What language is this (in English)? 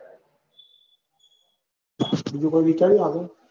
Gujarati